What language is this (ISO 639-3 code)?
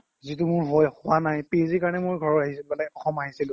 asm